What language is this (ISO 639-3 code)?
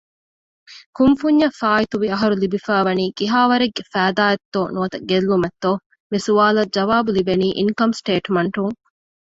div